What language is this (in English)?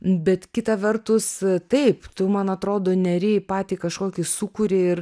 Lithuanian